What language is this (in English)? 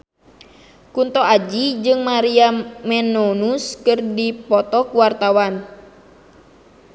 Sundanese